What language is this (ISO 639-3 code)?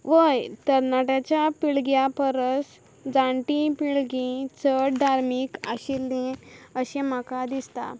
kok